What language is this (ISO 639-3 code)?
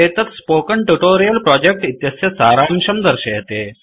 san